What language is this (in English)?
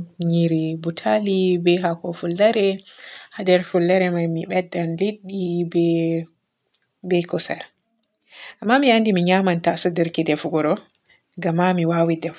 Borgu Fulfulde